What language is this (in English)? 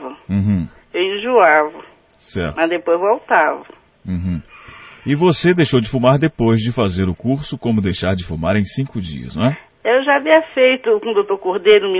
Portuguese